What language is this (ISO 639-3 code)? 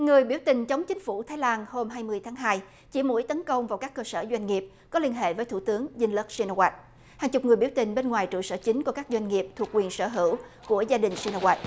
vie